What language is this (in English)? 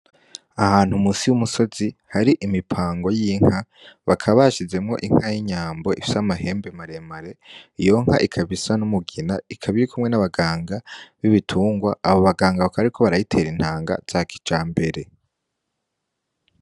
Rundi